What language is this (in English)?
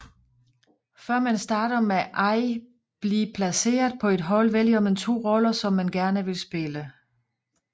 Danish